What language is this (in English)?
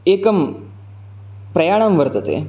Sanskrit